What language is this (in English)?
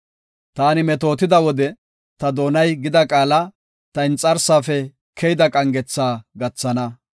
Gofa